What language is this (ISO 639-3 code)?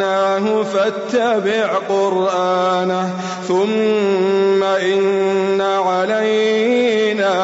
ara